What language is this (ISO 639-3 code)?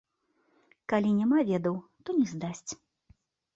bel